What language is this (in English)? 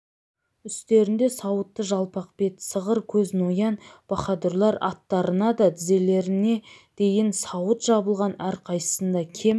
Kazakh